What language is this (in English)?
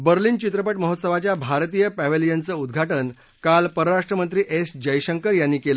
Marathi